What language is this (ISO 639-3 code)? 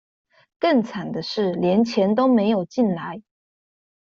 zho